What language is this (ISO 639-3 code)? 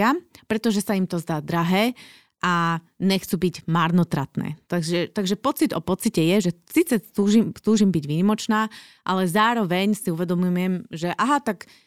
slk